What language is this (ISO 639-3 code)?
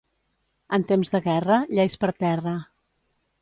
cat